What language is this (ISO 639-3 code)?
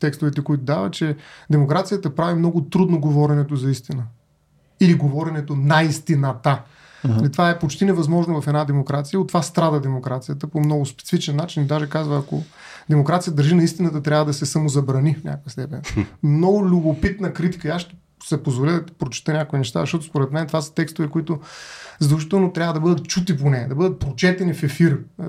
bul